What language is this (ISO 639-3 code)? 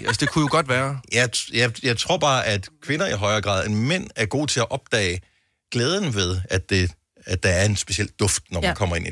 dan